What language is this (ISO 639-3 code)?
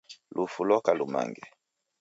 dav